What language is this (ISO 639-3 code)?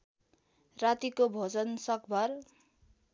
nep